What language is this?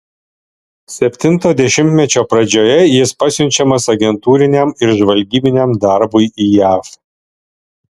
Lithuanian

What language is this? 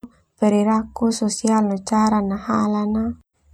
Termanu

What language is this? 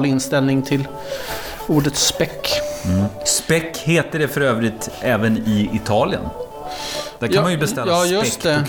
Swedish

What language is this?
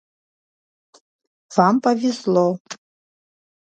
Abkhazian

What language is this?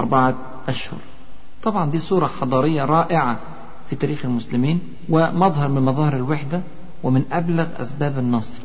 Arabic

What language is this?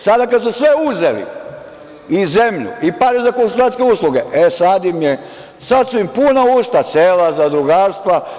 Serbian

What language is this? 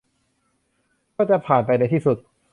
Thai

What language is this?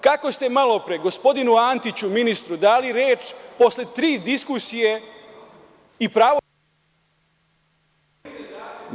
Serbian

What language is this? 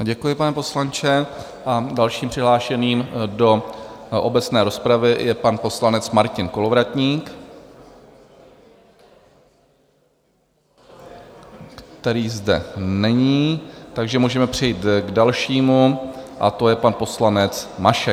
Czech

